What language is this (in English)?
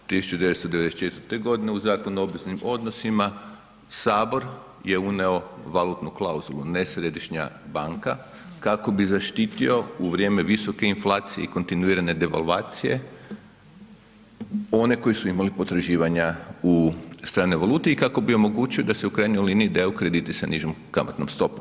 Croatian